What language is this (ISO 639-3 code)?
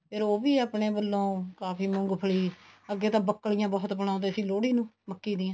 pan